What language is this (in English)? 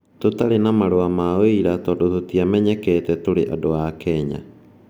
Kikuyu